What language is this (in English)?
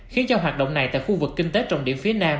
Vietnamese